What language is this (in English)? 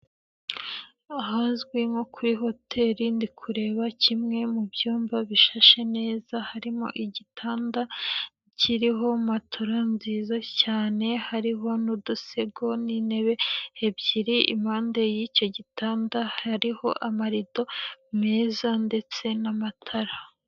Kinyarwanda